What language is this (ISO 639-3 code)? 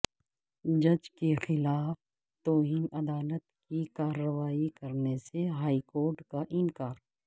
urd